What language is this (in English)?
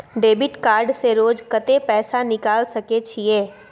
Maithili